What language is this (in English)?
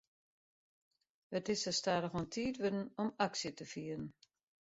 Western Frisian